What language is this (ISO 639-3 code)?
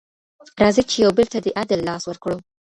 pus